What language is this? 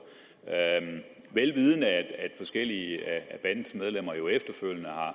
Danish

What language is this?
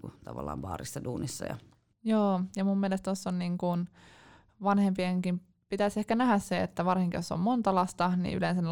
Finnish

